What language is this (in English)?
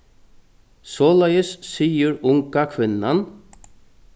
Faroese